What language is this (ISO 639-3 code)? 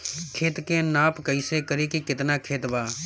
bho